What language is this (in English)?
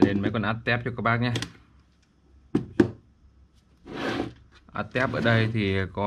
Vietnamese